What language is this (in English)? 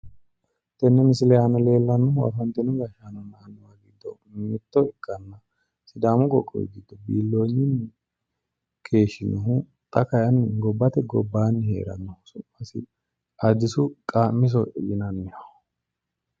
Sidamo